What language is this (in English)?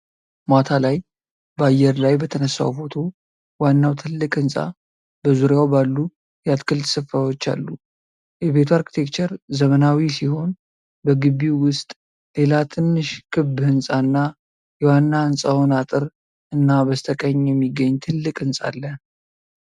Amharic